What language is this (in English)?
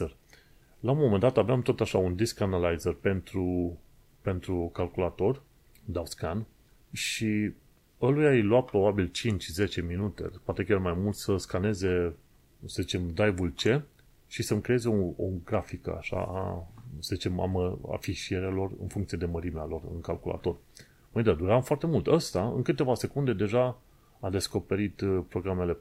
Romanian